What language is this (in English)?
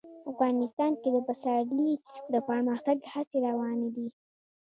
Pashto